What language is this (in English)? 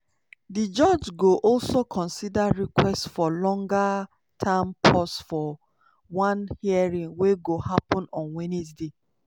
Nigerian Pidgin